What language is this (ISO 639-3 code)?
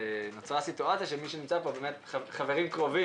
heb